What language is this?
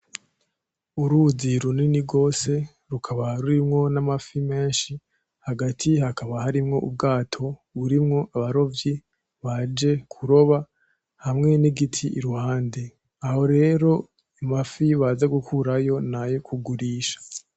Rundi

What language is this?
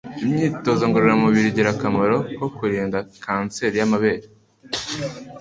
Kinyarwanda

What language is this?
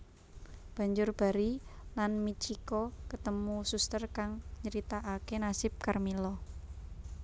Javanese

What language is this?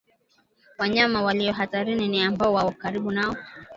Swahili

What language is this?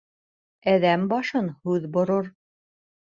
Bashkir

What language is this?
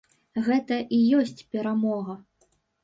Belarusian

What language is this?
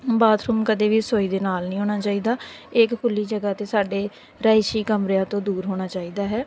Punjabi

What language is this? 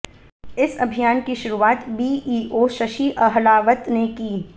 Hindi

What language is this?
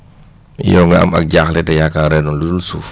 Wolof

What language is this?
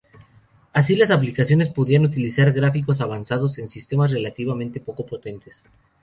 Spanish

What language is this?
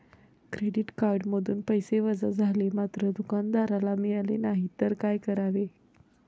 Marathi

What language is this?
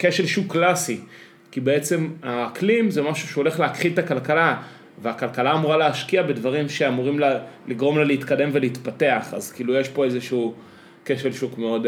Hebrew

